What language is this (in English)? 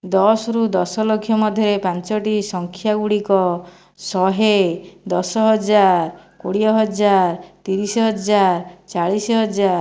Odia